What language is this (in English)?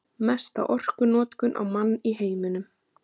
Icelandic